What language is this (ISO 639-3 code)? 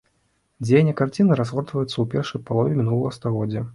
bel